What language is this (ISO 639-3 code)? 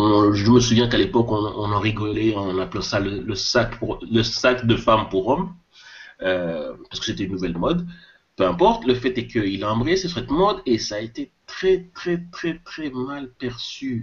fra